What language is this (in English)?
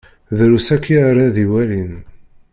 Kabyle